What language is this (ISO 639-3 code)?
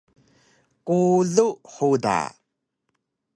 trv